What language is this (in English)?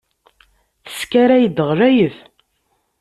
Kabyle